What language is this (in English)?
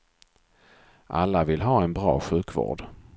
Swedish